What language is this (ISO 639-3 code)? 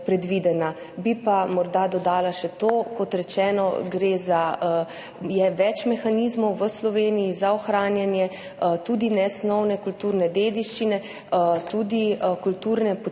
slv